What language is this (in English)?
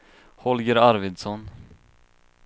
Swedish